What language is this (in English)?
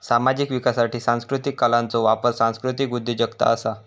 Marathi